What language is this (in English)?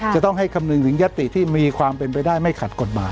Thai